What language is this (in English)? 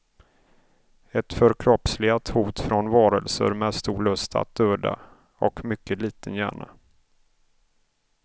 Swedish